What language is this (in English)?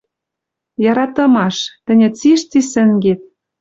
Western Mari